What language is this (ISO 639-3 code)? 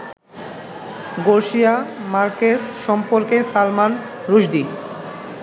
ben